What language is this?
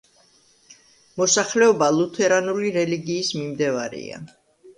Georgian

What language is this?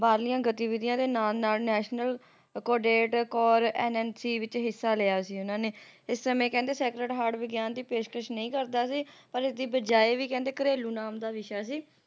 Punjabi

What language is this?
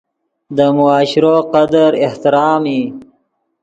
Yidgha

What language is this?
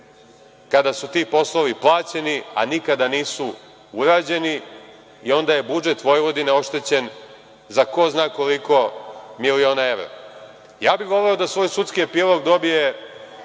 Serbian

